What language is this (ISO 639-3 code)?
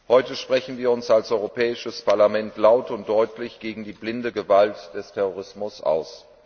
deu